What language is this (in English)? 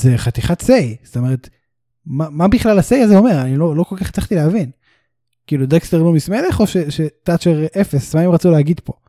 Hebrew